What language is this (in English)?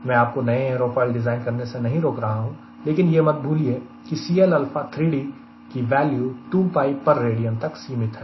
Hindi